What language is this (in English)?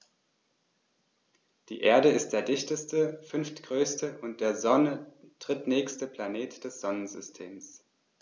German